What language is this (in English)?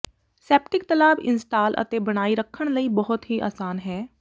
Punjabi